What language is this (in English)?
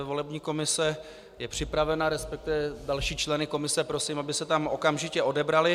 Czech